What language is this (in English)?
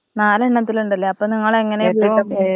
Malayalam